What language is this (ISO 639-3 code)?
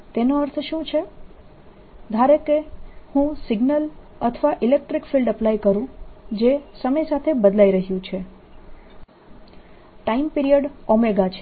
guj